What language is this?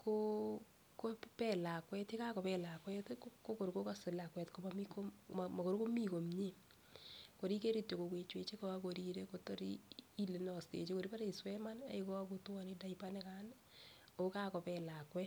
Kalenjin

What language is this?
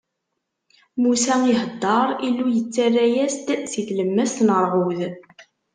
Kabyle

